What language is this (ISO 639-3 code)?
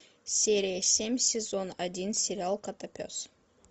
rus